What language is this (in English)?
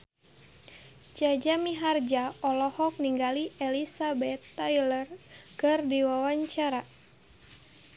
Sundanese